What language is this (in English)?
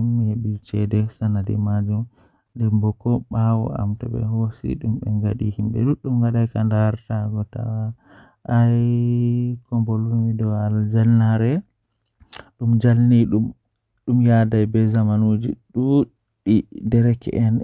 Western Niger Fulfulde